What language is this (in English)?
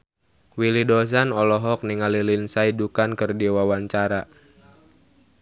Sundanese